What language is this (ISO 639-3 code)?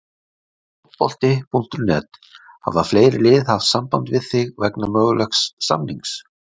isl